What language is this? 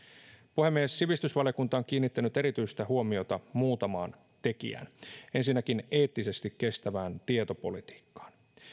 Finnish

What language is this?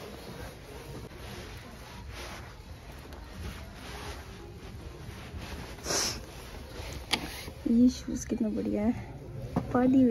Hindi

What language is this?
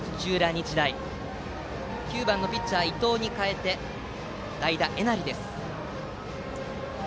Japanese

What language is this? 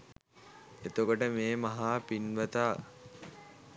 Sinhala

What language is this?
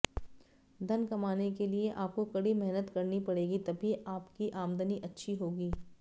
Hindi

